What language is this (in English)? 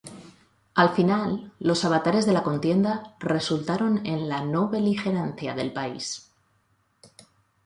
Spanish